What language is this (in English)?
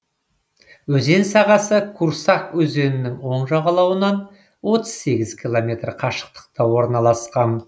Kazakh